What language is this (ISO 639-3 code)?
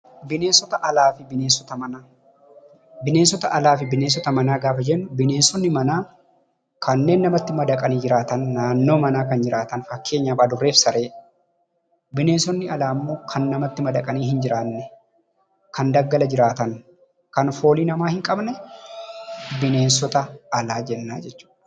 orm